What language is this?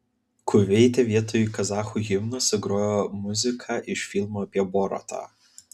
Lithuanian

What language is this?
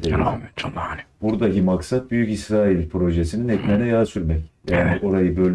Turkish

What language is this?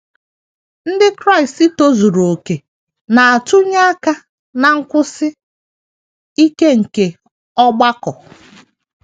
Igbo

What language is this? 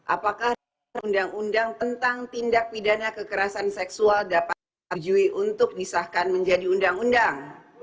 Indonesian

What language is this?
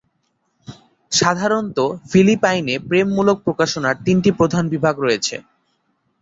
Bangla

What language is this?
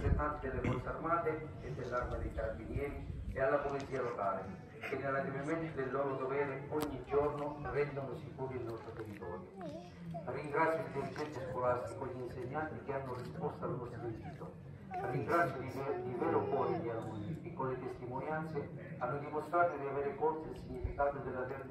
Italian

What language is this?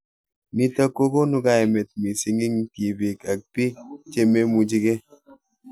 Kalenjin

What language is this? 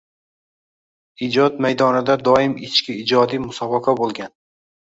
Uzbek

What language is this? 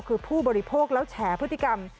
Thai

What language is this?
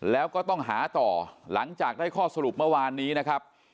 Thai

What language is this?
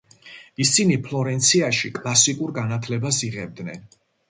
Georgian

